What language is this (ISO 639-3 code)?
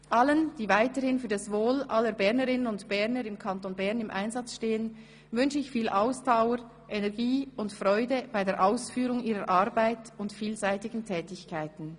gsw